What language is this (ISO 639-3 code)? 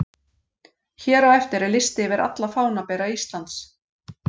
isl